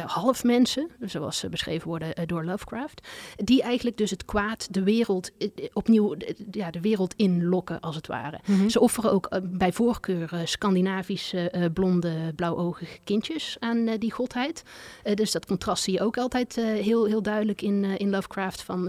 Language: Dutch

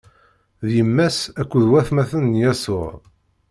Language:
Kabyle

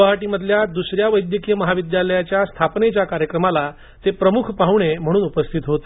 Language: Marathi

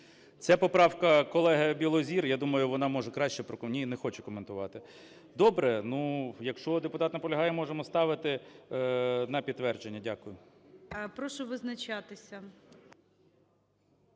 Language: Ukrainian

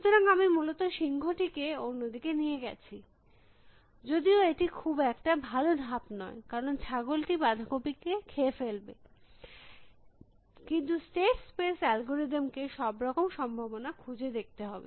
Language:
Bangla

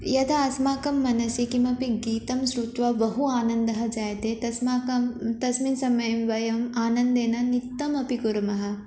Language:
Sanskrit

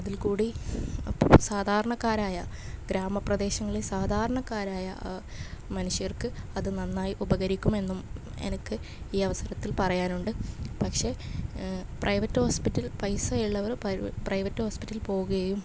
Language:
Malayalam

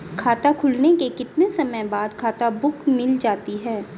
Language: Hindi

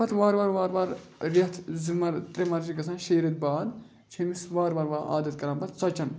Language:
Kashmiri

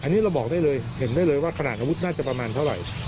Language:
Thai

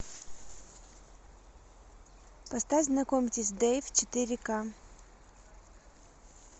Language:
Russian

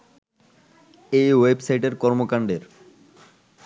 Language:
Bangla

